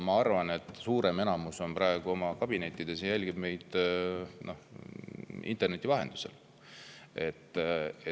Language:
Estonian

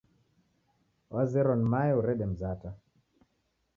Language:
Taita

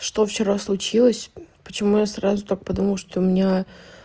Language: Russian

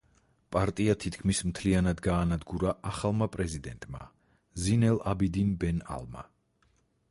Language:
Georgian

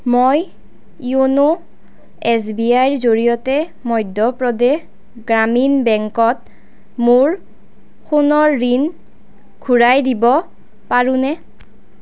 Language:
Assamese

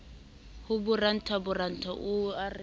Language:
Southern Sotho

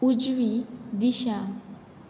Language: Konkani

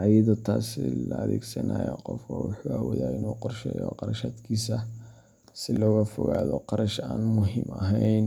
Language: Somali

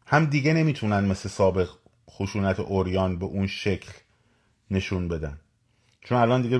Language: Persian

